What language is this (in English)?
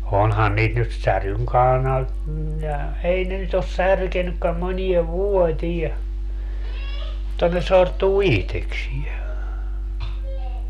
Finnish